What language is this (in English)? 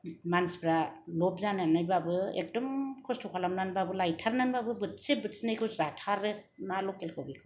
Bodo